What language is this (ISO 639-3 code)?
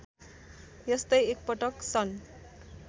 nep